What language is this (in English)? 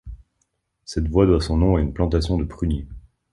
French